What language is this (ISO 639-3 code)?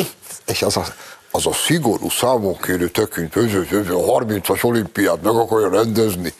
hun